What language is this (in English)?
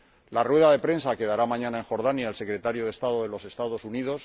Spanish